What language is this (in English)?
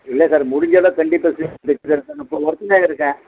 Tamil